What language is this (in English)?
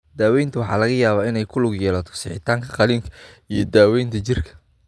Somali